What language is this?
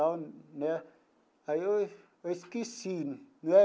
Portuguese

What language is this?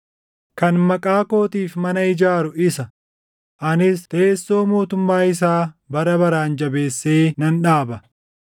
Oromo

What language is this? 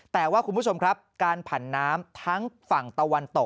Thai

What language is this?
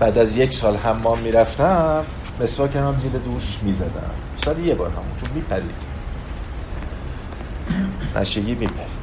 Persian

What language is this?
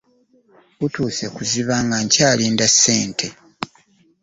Ganda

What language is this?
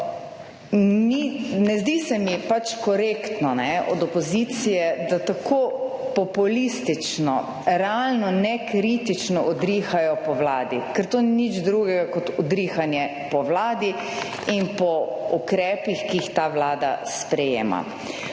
Slovenian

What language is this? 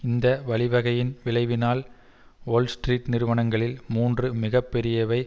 Tamil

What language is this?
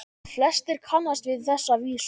Icelandic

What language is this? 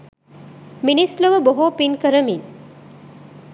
Sinhala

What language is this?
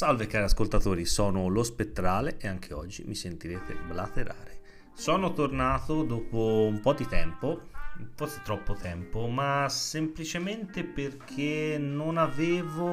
Italian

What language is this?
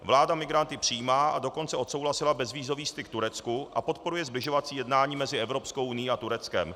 Czech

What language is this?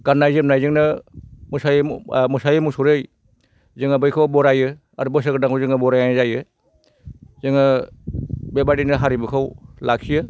Bodo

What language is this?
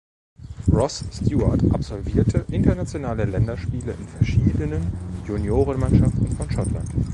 German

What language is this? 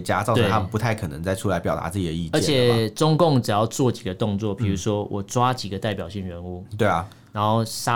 Chinese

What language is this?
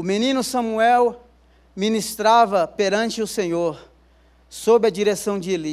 Portuguese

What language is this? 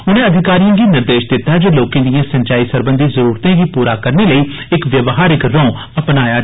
Dogri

